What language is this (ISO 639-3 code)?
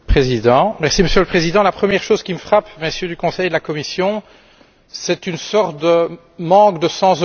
fra